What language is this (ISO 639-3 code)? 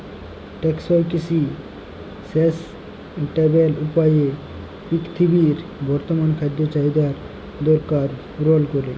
ben